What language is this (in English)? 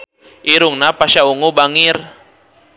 Sundanese